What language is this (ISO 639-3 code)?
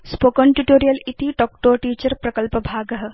san